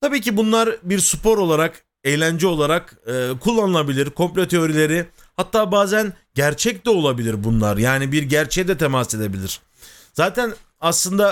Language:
Turkish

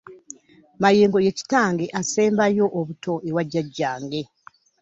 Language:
Ganda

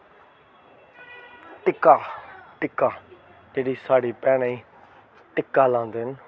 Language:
Dogri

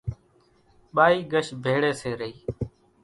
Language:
Kachi Koli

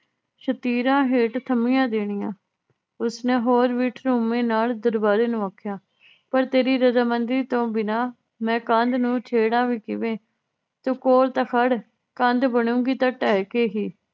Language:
Punjabi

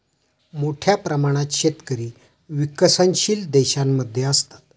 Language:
Marathi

